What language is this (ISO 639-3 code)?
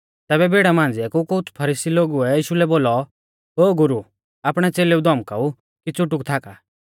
bfz